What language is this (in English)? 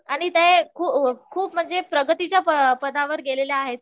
Marathi